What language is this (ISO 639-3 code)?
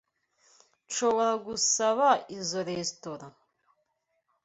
kin